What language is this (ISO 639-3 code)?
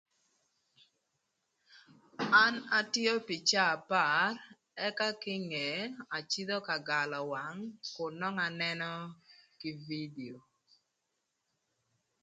lth